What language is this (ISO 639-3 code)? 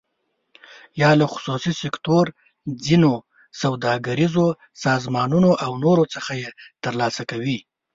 pus